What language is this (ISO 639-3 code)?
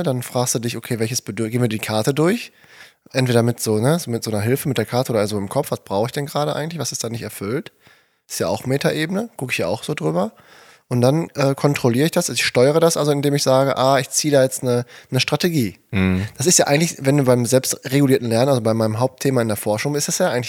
deu